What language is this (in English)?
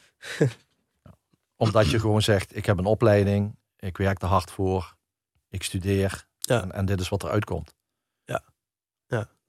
Dutch